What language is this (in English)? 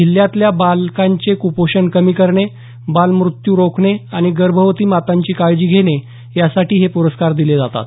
Marathi